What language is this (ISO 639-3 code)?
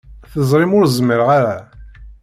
kab